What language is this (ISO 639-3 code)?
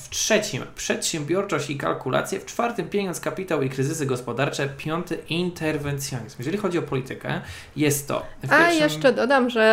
pol